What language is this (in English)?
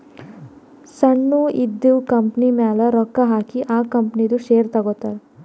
Kannada